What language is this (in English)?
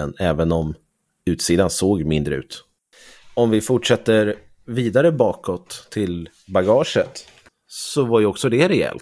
Swedish